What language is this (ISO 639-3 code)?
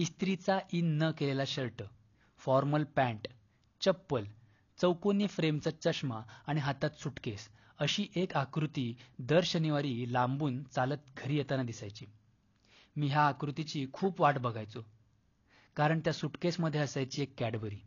mar